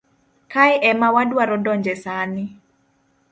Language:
Luo (Kenya and Tanzania)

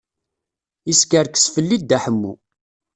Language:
Kabyle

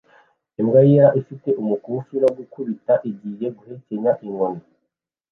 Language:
Kinyarwanda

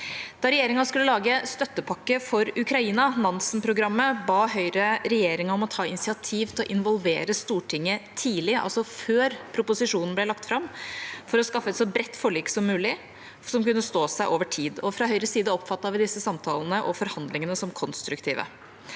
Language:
Norwegian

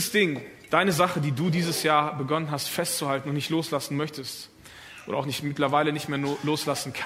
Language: German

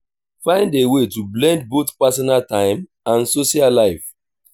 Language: Nigerian Pidgin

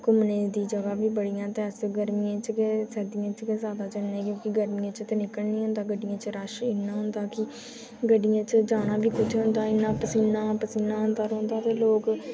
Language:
Dogri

